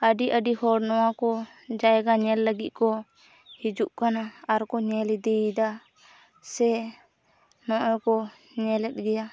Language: Santali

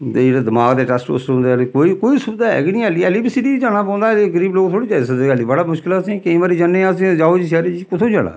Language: Dogri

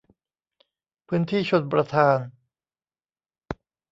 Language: Thai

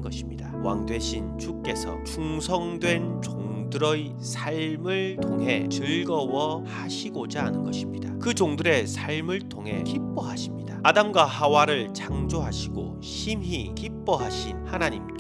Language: Korean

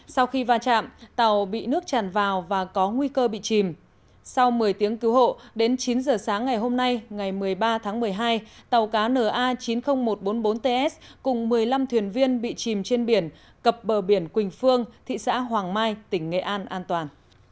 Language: Vietnamese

